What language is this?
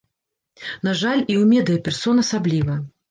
Belarusian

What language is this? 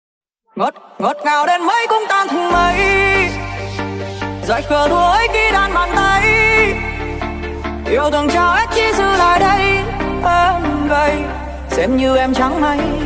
Vietnamese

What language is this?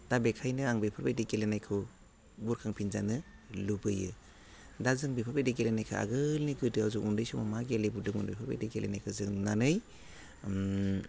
Bodo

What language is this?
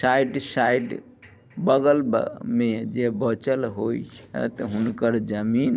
Maithili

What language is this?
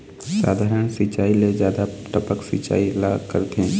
Chhattisgarhi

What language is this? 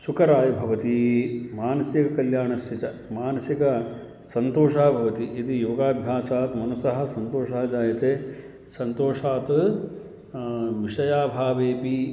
Sanskrit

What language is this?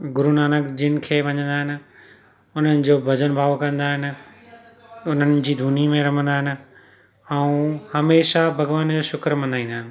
Sindhi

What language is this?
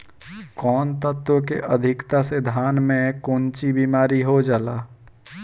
Bhojpuri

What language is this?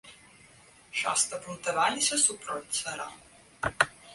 Belarusian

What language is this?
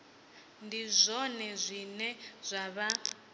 Venda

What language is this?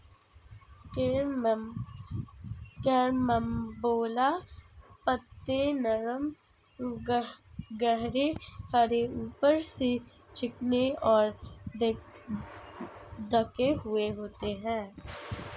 Hindi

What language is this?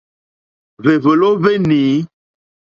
Mokpwe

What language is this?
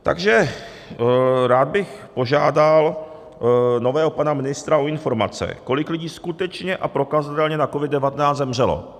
Czech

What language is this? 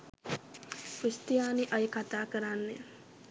Sinhala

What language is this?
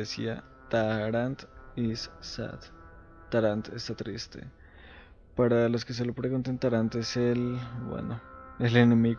Spanish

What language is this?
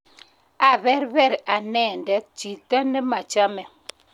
Kalenjin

